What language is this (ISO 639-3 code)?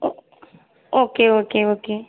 tam